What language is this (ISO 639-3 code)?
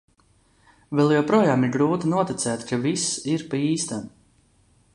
lav